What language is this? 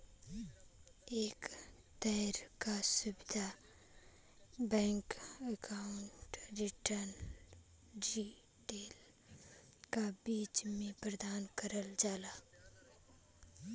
Bhojpuri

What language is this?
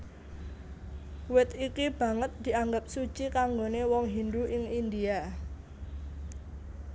Javanese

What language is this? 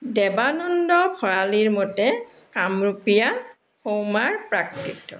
Assamese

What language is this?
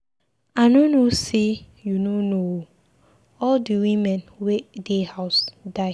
Nigerian Pidgin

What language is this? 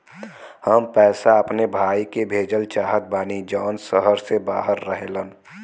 Bhojpuri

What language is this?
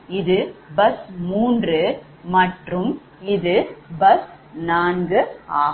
Tamil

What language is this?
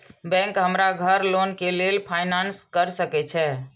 Maithili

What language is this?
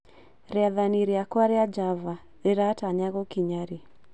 Kikuyu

